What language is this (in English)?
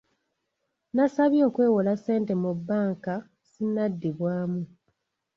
Ganda